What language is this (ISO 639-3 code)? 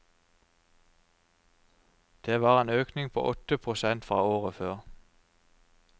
nor